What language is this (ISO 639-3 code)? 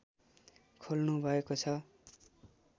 nep